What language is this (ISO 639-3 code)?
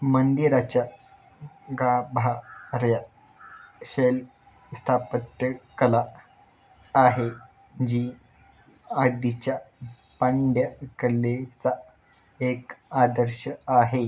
mar